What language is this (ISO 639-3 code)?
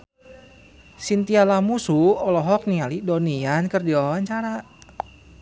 sun